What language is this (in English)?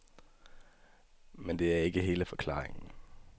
Danish